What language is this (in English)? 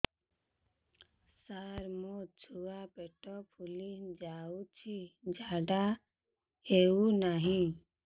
Odia